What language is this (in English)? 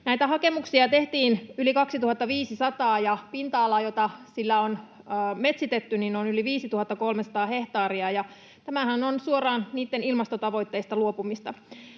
Finnish